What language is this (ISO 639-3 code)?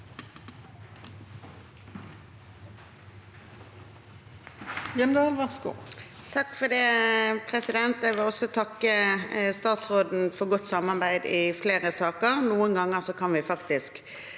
nor